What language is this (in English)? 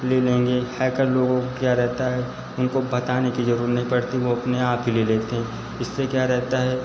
Hindi